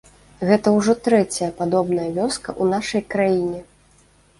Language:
Belarusian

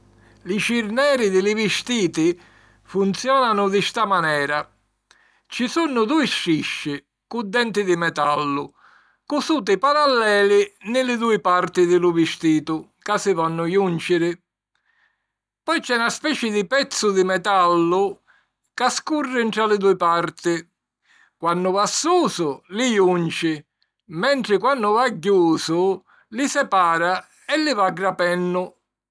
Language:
Sicilian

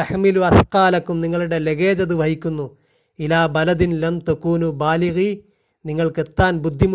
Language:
Malayalam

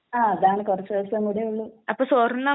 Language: Malayalam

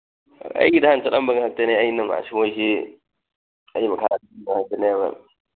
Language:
Manipuri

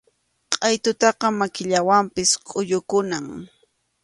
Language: Arequipa-La Unión Quechua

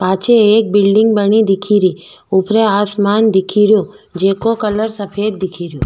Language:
Rajasthani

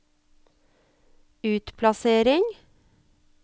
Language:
Norwegian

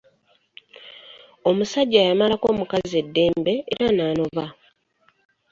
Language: Ganda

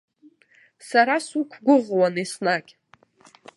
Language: Abkhazian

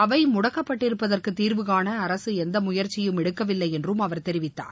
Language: Tamil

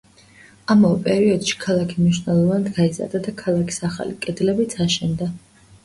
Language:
Georgian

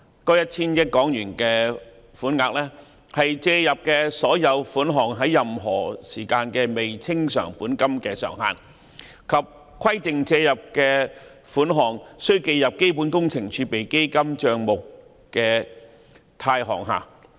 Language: Cantonese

